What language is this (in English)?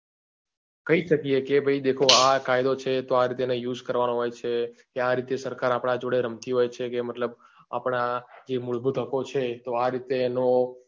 Gujarati